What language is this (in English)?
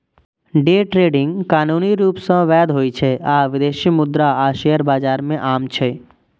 Maithili